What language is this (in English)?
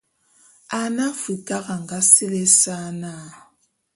Bulu